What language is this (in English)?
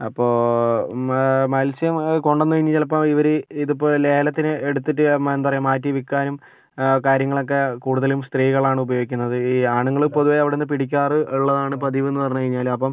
Malayalam